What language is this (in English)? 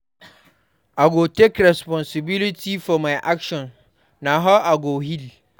Nigerian Pidgin